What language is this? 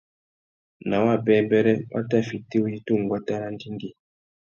Tuki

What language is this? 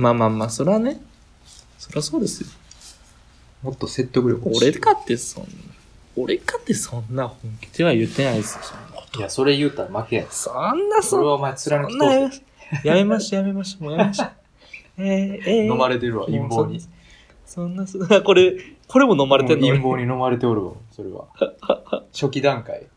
Japanese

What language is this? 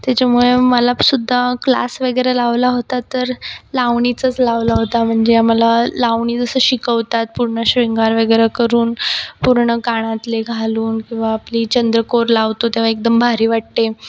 Marathi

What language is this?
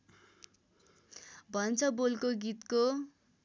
Nepali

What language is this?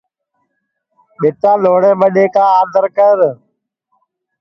Sansi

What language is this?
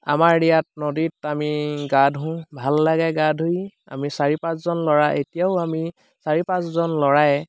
Assamese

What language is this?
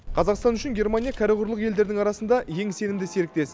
Kazakh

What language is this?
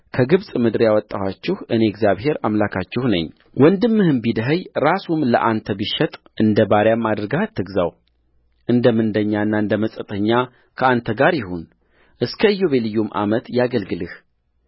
Amharic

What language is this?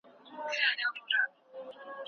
Pashto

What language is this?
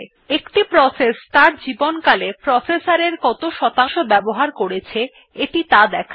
Bangla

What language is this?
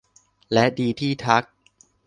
Thai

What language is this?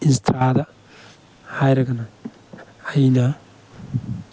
Manipuri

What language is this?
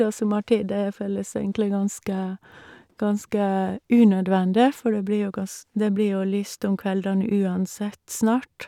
Norwegian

